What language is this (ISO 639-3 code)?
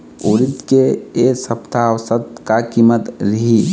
hne